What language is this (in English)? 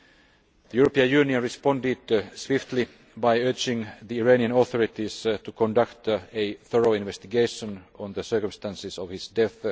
English